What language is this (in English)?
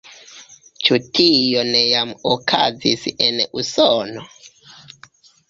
Esperanto